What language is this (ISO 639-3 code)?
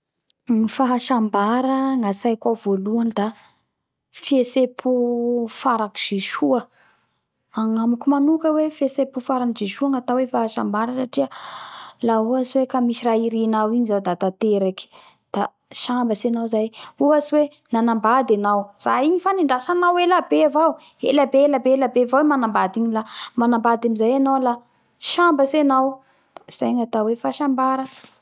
bhr